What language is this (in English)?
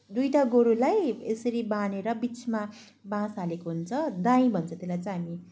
Nepali